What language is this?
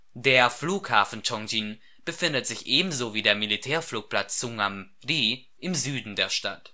German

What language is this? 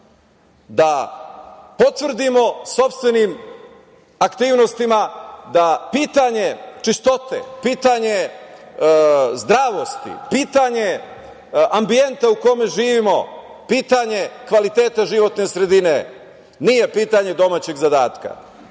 Serbian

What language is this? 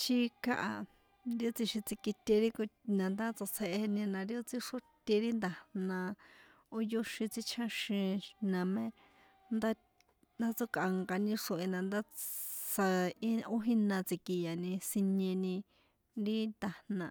San Juan Atzingo Popoloca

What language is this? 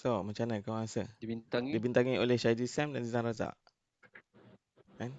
Malay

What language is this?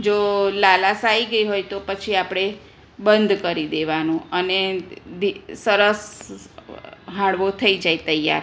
Gujarati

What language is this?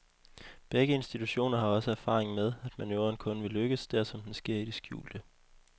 Danish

